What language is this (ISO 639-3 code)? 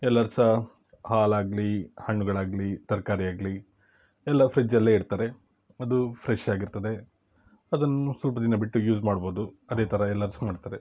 kan